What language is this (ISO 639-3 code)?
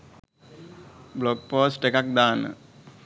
sin